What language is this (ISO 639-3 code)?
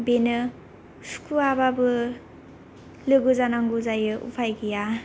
brx